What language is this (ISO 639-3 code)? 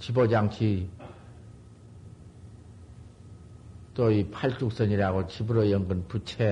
kor